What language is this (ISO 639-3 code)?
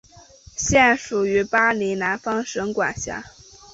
zho